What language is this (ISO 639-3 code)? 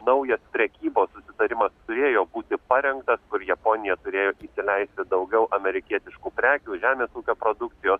lit